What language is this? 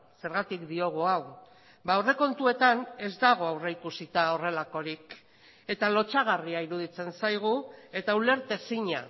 Basque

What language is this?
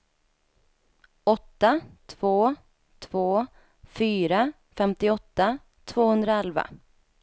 Swedish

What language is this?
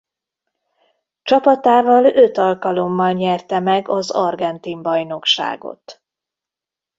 Hungarian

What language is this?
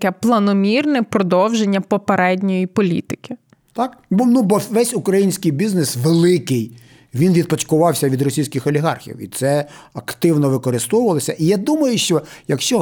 Ukrainian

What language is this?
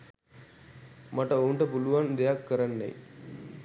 Sinhala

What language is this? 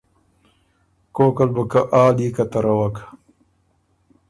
Ormuri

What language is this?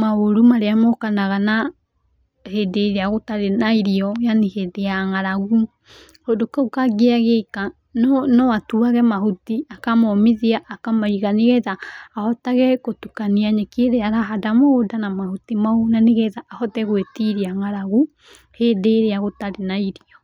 Kikuyu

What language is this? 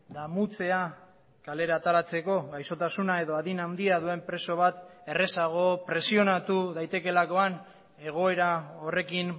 Basque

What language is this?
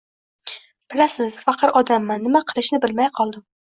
Uzbek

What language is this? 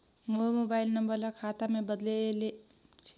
Chhattisgarhi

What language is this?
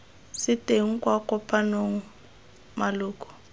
Tswana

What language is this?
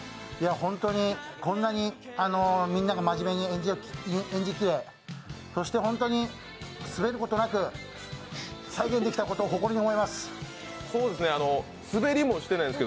Japanese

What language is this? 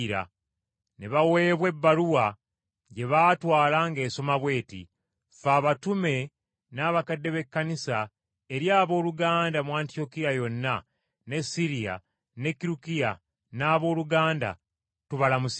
Ganda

